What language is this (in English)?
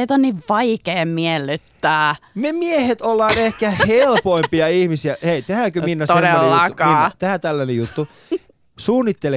Finnish